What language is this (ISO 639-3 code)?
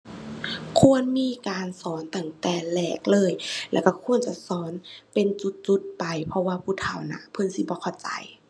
tha